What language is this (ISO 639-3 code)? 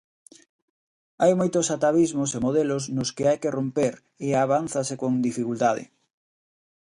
glg